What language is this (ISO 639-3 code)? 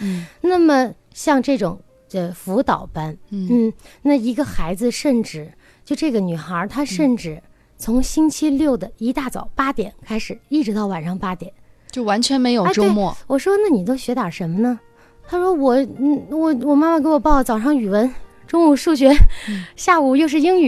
zho